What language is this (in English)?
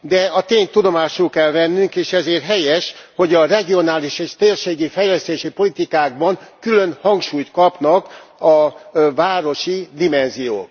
Hungarian